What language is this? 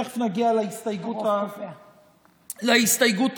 Hebrew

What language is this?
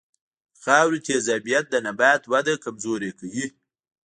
Pashto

